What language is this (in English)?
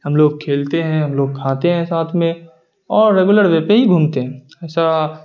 Urdu